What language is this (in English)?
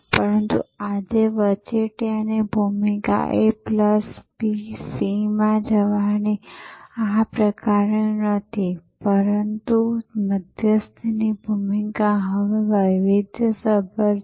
Gujarati